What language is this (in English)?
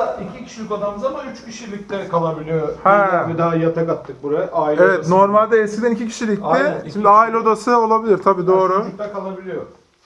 Turkish